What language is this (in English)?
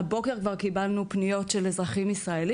Hebrew